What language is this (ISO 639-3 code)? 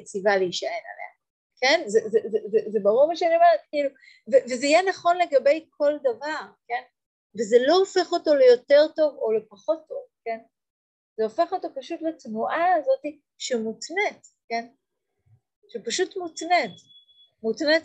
heb